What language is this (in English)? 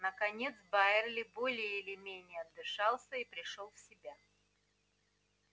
Russian